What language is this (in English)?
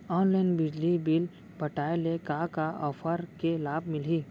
Chhattisgarhi